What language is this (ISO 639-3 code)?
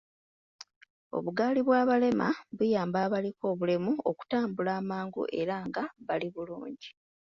lug